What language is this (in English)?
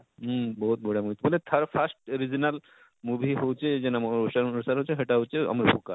Odia